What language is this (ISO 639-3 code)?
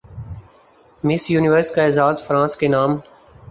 urd